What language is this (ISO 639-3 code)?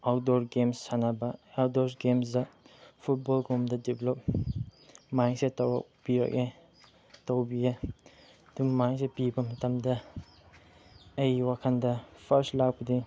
mni